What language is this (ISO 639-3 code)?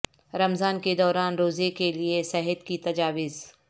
urd